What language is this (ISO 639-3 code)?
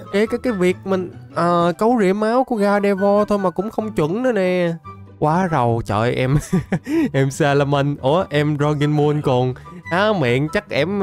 vie